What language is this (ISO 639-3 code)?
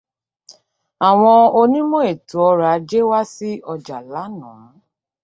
yor